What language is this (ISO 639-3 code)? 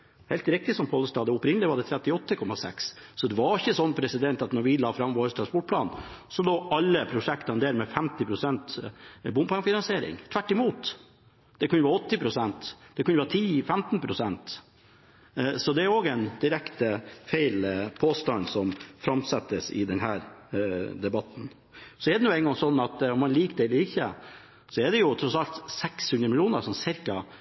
nob